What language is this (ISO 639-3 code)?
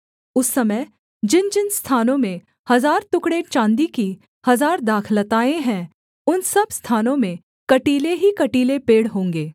hin